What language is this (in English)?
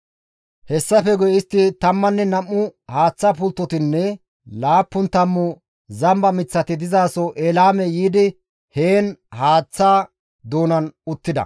Gamo